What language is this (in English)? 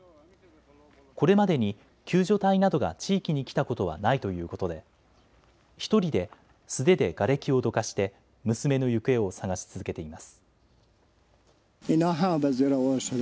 Japanese